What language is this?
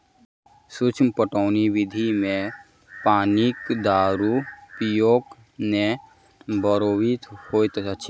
Maithili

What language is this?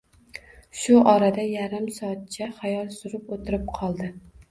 Uzbek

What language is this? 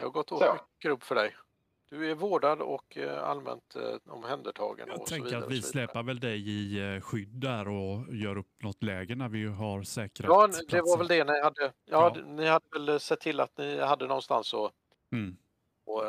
Swedish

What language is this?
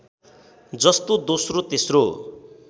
Nepali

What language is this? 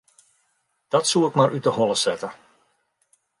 Western Frisian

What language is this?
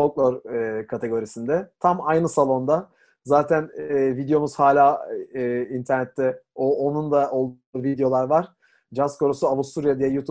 Turkish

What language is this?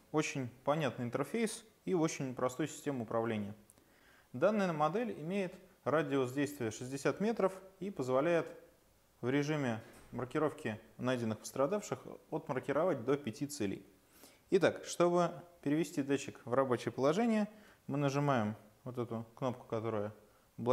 Russian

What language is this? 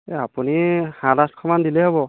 Assamese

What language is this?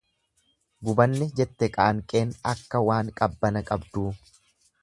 Oromo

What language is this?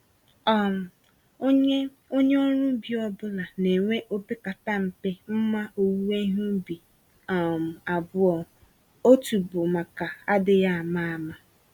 Igbo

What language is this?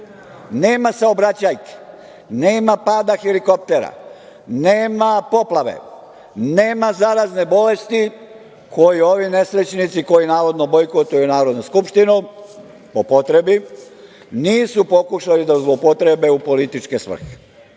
Serbian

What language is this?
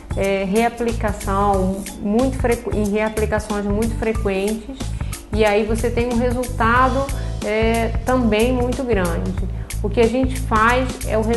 Portuguese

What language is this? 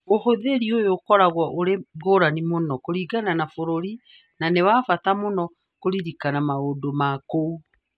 Kikuyu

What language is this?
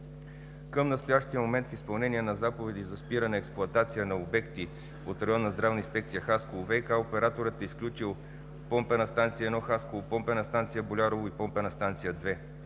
Bulgarian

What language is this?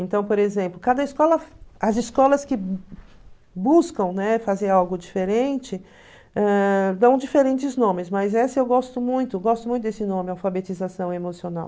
Portuguese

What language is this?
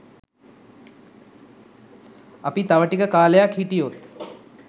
Sinhala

